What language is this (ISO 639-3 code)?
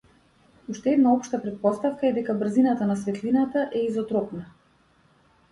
mkd